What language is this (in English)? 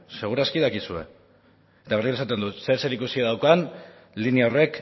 Basque